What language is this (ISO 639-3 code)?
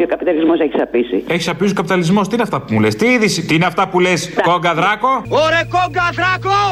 ell